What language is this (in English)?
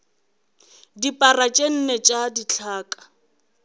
Northern Sotho